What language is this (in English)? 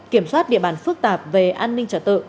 Vietnamese